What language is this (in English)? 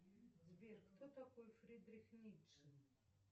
Russian